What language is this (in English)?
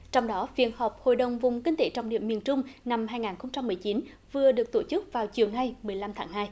Vietnamese